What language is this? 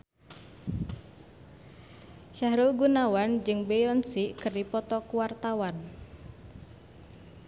Sundanese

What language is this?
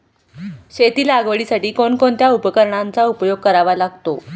Marathi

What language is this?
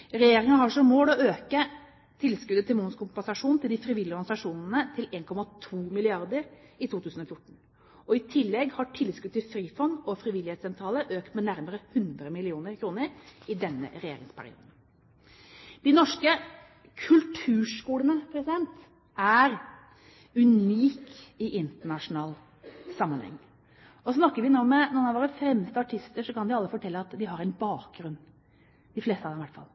Norwegian Bokmål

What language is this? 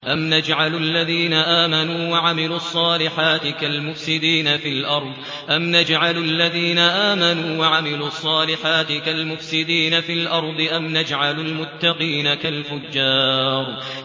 Arabic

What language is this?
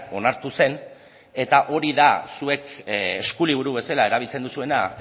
Basque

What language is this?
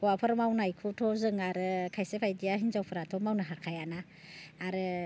Bodo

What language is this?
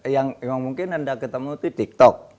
Indonesian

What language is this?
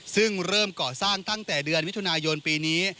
Thai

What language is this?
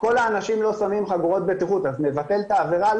Hebrew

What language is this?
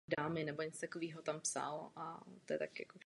Czech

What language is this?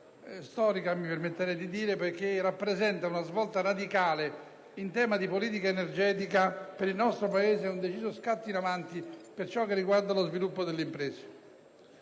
Italian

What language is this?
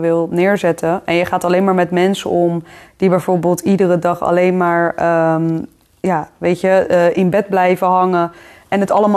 Dutch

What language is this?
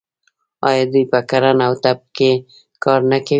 Pashto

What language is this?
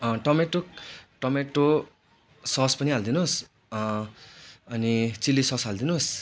Nepali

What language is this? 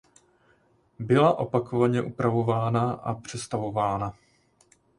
Czech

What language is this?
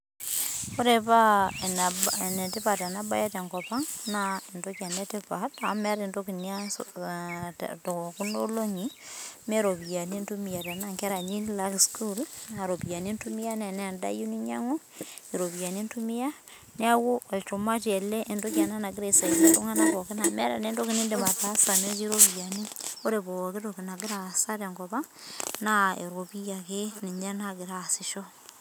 Masai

